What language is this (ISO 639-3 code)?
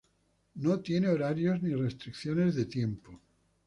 spa